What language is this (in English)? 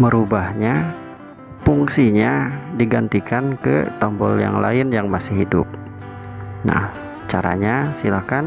Indonesian